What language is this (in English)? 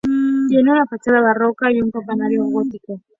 Spanish